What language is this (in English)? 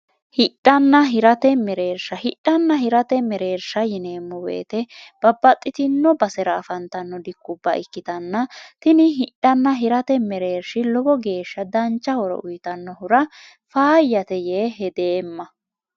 Sidamo